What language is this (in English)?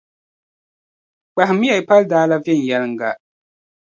Dagbani